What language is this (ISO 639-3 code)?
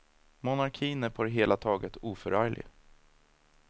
swe